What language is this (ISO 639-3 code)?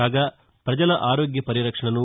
tel